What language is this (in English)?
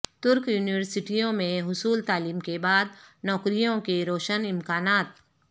Urdu